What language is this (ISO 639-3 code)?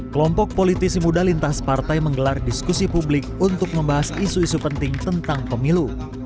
ind